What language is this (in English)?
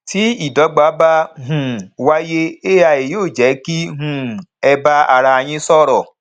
Yoruba